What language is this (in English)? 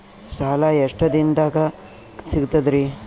Kannada